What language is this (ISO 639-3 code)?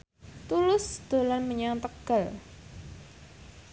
jav